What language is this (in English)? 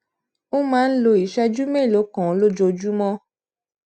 Yoruba